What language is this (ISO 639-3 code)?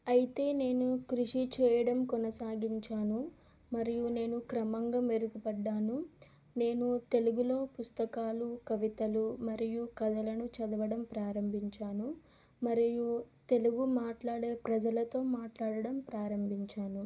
tel